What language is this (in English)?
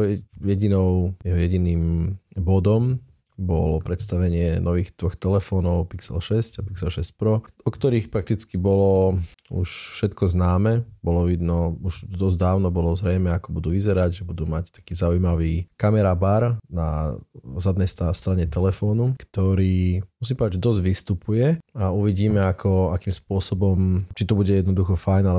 Slovak